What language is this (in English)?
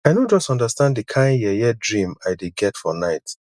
Nigerian Pidgin